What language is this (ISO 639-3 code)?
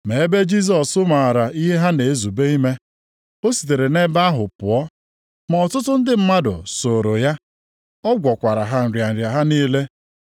ibo